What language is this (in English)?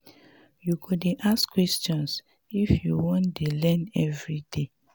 Nigerian Pidgin